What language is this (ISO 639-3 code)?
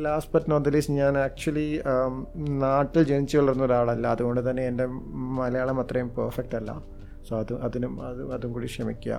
mal